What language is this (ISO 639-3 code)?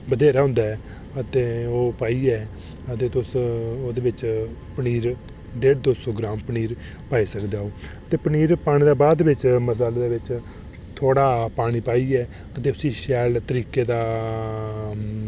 doi